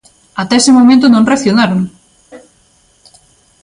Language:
Galician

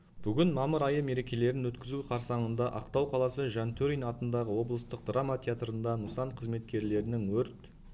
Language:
Kazakh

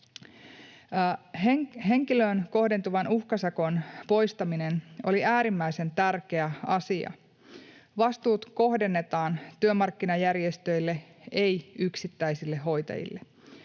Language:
Finnish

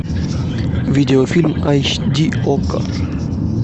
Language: Russian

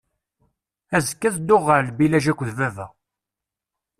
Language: Kabyle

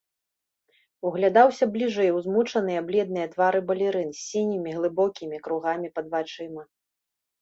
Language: Belarusian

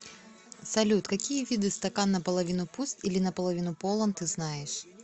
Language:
Russian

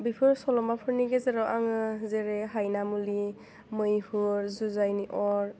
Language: Bodo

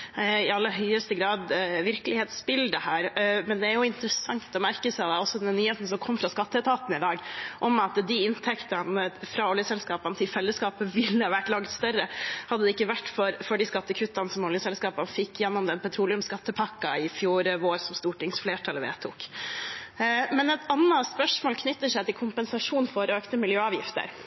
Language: Norwegian Bokmål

